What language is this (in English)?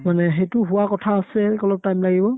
Assamese